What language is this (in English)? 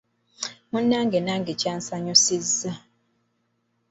Ganda